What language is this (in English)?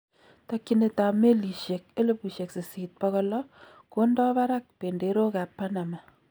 Kalenjin